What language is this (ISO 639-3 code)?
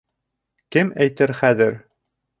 bak